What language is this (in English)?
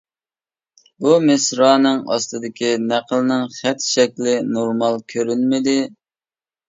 Uyghur